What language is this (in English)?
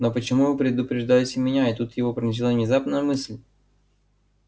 Russian